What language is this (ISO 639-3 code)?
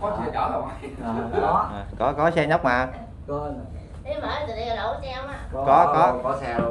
vie